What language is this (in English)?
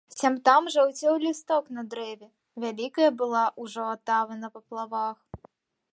Belarusian